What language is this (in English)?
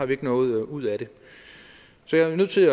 Danish